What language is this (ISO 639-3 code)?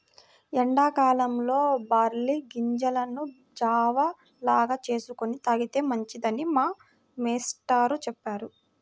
tel